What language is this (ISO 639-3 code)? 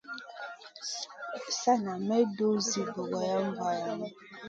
mcn